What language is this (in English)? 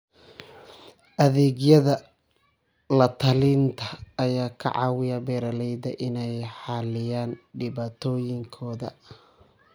Somali